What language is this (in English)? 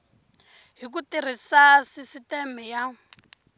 Tsonga